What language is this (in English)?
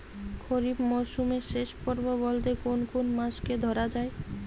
Bangla